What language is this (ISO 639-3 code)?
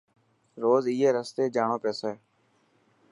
mki